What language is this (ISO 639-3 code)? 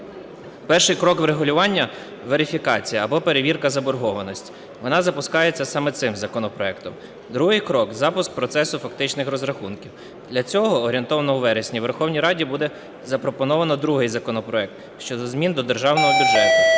ukr